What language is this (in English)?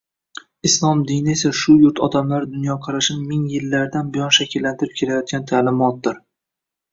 Uzbek